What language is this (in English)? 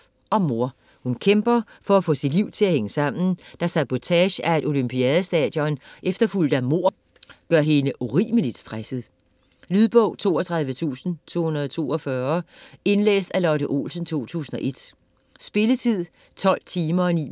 Danish